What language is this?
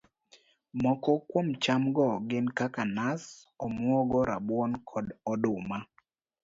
Luo (Kenya and Tanzania)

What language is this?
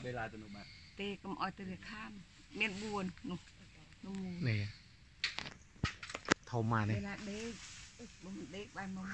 Thai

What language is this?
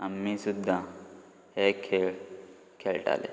Konkani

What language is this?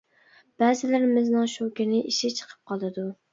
Uyghur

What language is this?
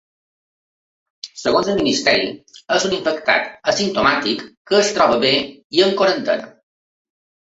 Catalan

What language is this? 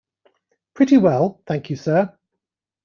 English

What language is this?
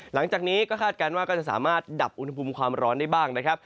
Thai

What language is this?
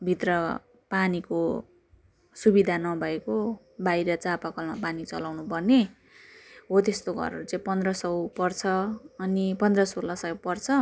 Nepali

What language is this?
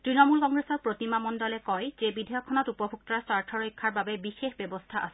Assamese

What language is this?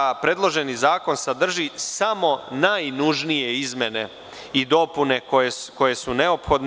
Serbian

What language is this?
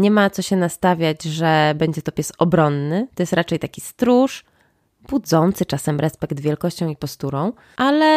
Polish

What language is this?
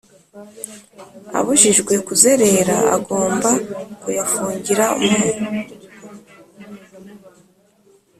Kinyarwanda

